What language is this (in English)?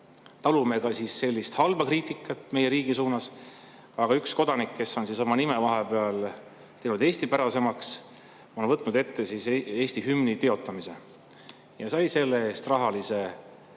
Estonian